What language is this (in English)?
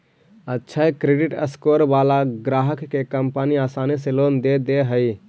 Magahi